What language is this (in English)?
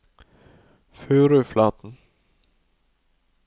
Norwegian